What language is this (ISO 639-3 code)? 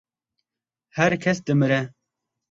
kur